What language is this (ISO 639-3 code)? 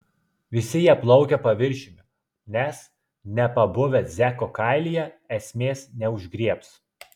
lit